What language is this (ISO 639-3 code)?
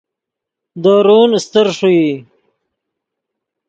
ydg